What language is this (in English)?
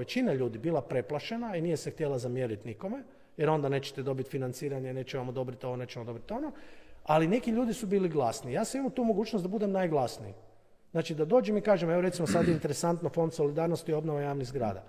Croatian